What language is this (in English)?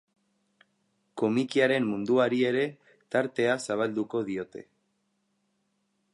Basque